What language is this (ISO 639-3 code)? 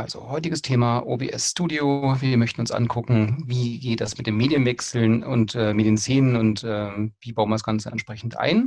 deu